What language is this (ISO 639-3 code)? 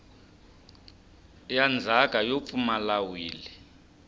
tso